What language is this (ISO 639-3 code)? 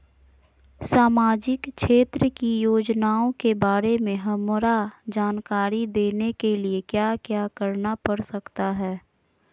mag